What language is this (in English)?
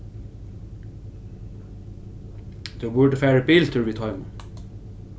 Faroese